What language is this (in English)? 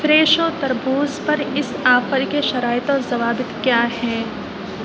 Urdu